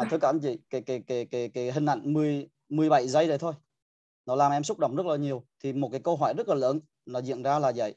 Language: Vietnamese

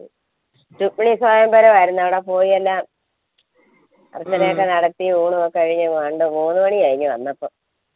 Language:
Malayalam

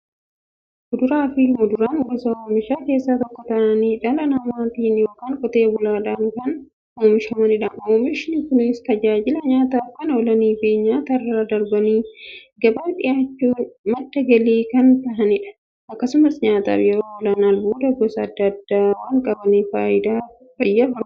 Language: Oromo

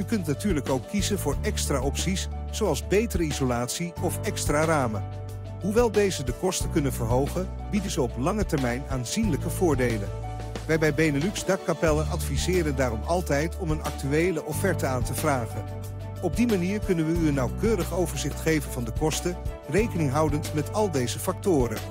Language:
Dutch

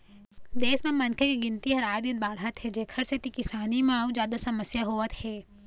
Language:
Chhattisgarhi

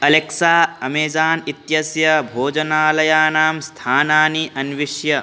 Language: Sanskrit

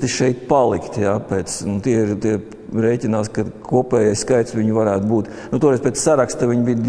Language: Latvian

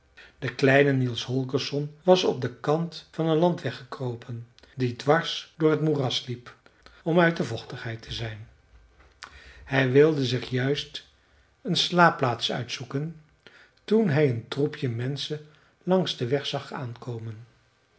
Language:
Dutch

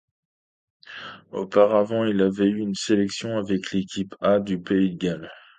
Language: French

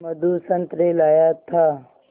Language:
Hindi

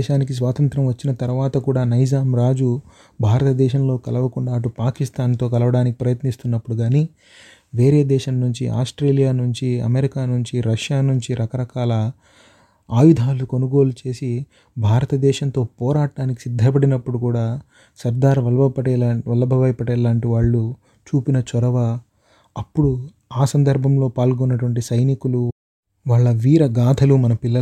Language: Telugu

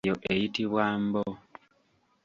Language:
Ganda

